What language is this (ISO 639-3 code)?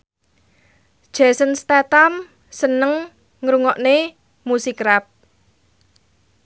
jav